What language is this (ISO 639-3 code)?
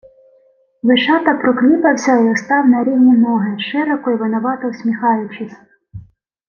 ukr